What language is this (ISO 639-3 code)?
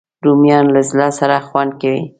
pus